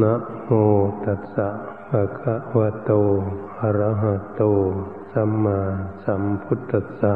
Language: Thai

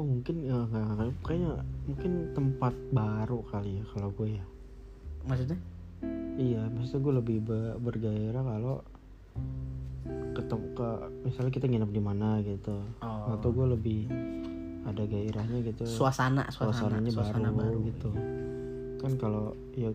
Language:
Indonesian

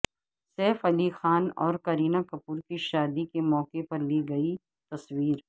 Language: Urdu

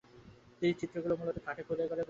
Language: Bangla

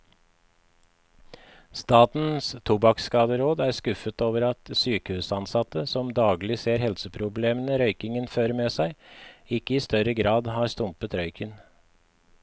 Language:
Norwegian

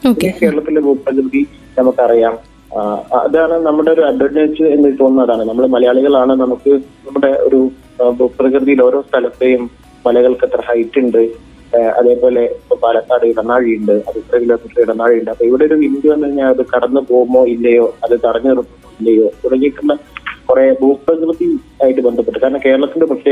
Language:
Malayalam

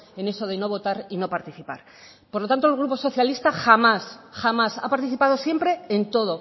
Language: Spanish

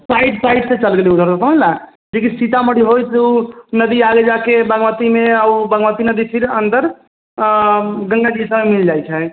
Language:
Maithili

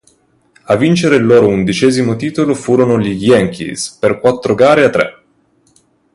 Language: Italian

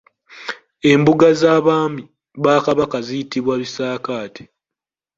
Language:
Ganda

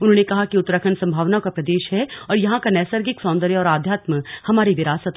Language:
Hindi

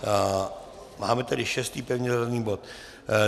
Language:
Czech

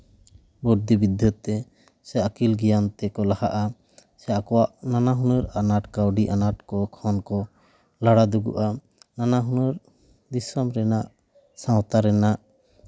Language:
Santali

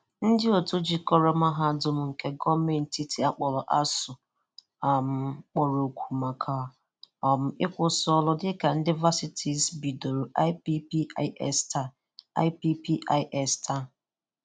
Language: Igbo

